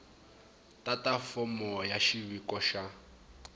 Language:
Tsonga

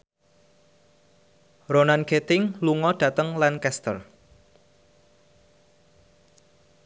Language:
Javanese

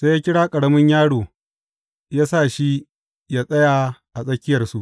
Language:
Hausa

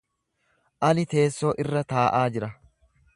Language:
Oromo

